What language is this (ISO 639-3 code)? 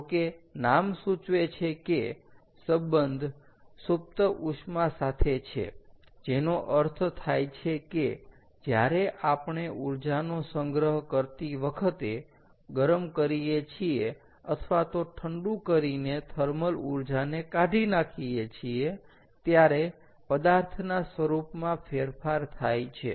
guj